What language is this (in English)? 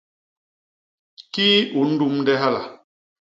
Basaa